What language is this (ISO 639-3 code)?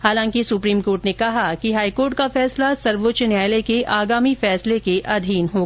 hin